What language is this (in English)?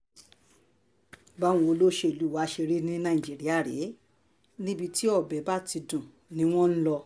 Yoruba